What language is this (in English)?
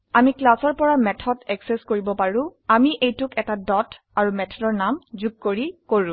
Assamese